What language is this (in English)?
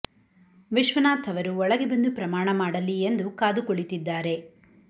Kannada